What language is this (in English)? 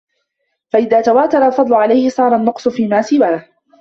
Arabic